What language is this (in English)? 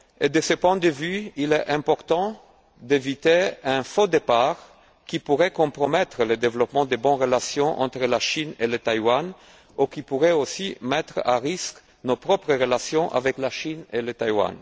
French